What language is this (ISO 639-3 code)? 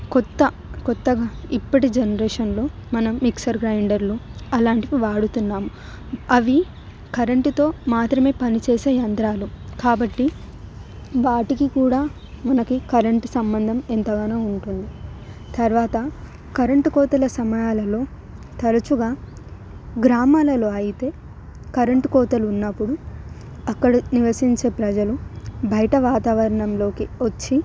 tel